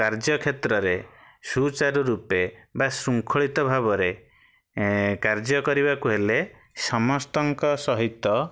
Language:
Odia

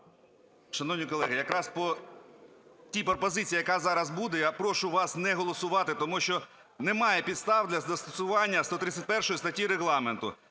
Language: Ukrainian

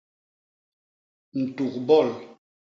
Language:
Basaa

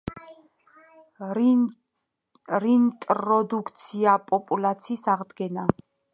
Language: Georgian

